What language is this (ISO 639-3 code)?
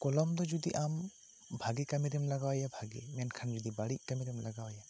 sat